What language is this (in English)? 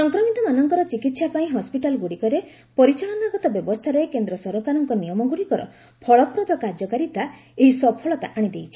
Odia